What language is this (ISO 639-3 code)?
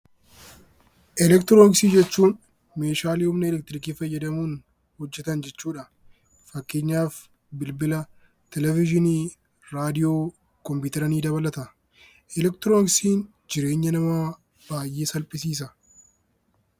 orm